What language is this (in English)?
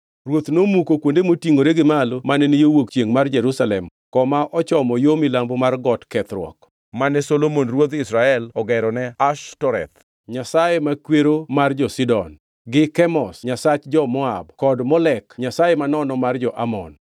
Luo (Kenya and Tanzania)